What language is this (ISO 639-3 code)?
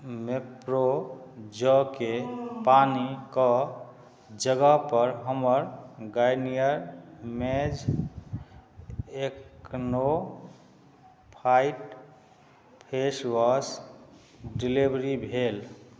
mai